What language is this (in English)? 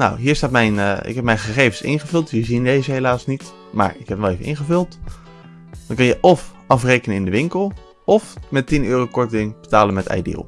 Dutch